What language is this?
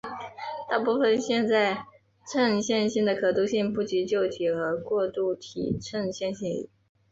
Chinese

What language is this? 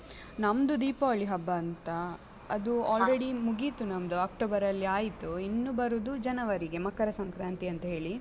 Kannada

